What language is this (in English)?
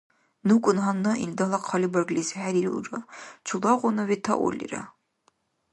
Dargwa